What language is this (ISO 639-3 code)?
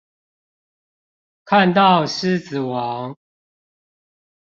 zho